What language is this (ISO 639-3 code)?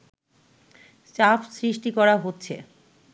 ben